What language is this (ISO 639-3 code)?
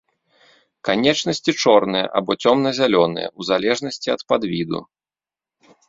bel